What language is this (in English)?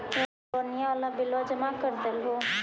Magahi